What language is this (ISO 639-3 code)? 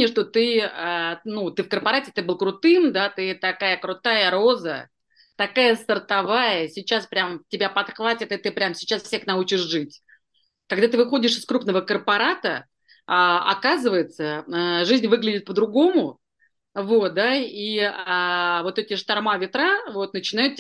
rus